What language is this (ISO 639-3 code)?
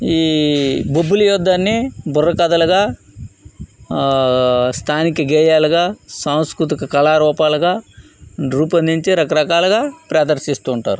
tel